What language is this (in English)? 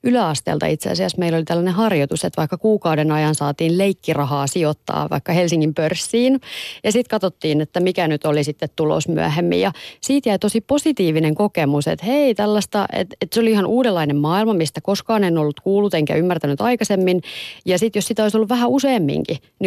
Finnish